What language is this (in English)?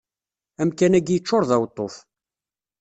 Kabyle